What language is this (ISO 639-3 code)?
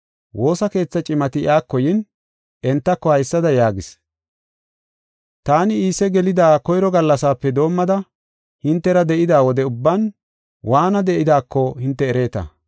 gof